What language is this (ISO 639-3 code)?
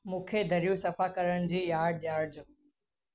snd